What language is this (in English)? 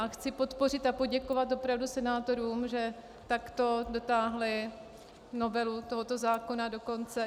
Czech